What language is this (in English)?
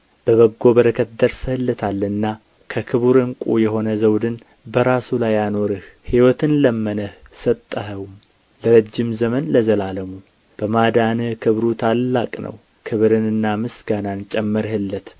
Amharic